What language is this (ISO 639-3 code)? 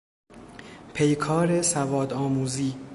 fas